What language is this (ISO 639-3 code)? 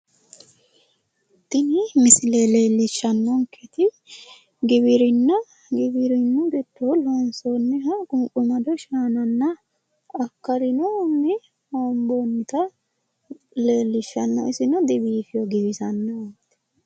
sid